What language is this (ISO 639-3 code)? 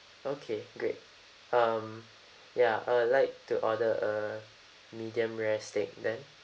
eng